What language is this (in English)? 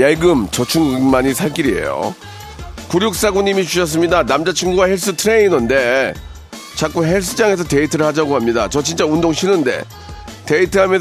Korean